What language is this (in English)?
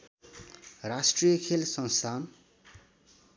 Nepali